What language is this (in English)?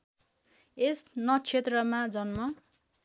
Nepali